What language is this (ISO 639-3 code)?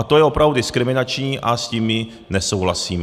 ces